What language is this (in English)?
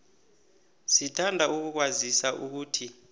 South Ndebele